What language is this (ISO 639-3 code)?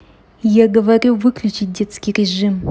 rus